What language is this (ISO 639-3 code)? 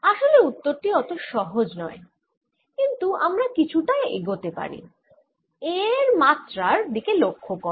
ben